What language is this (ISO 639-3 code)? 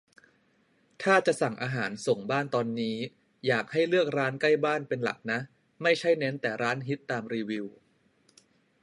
tha